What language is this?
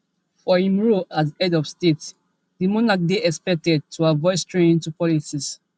Nigerian Pidgin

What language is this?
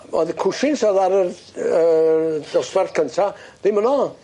Welsh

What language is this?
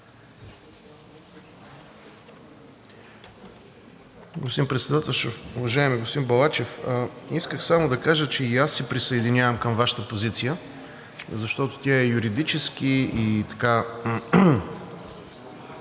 Bulgarian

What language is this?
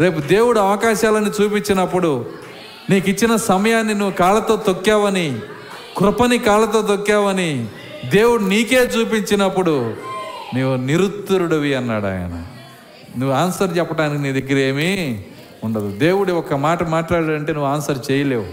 Telugu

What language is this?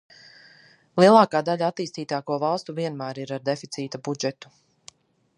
Latvian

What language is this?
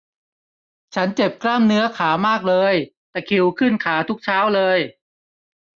Thai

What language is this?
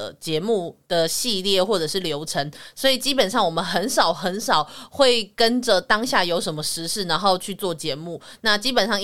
Chinese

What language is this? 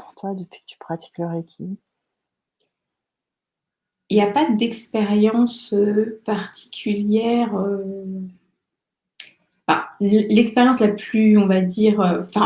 French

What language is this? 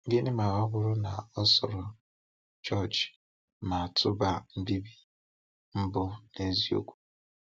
Igbo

